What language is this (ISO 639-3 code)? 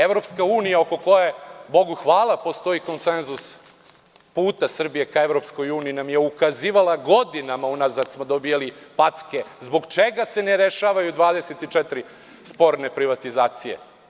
srp